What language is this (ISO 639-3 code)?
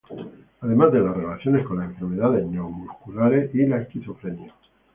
spa